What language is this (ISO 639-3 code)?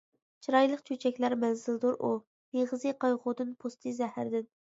uig